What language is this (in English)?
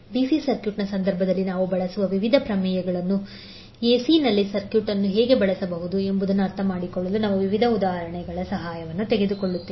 Kannada